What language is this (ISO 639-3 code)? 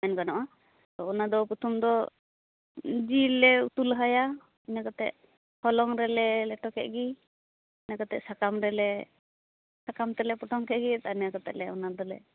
sat